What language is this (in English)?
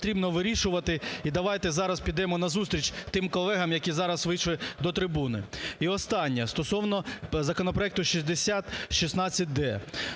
Ukrainian